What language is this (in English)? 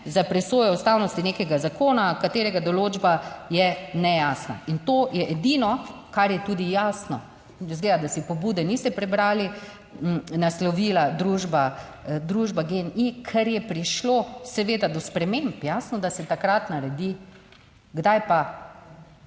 Slovenian